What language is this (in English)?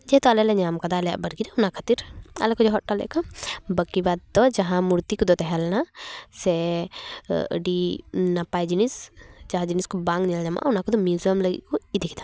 Santali